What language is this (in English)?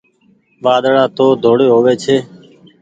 Goaria